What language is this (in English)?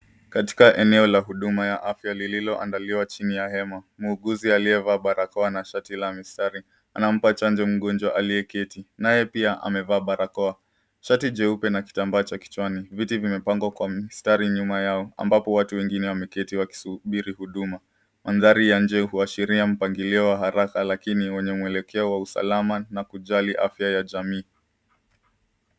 Swahili